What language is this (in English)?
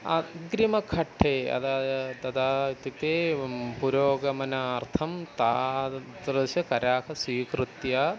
Sanskrit